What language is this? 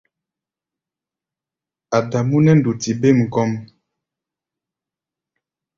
Gbaya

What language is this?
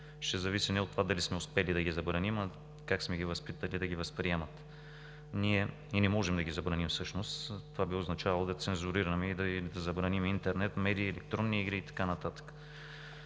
Bulgarian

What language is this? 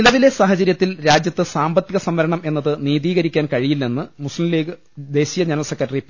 Malayalam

